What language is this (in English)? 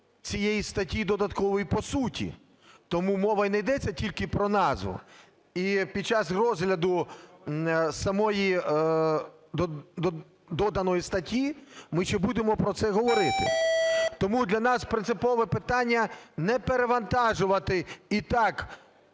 Ukrainian